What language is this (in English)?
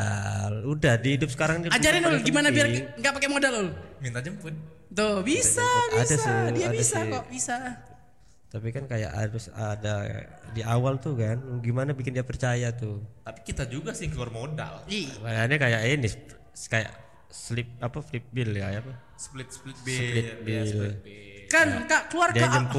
Indonesian